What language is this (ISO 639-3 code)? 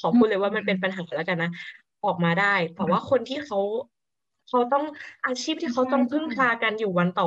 tha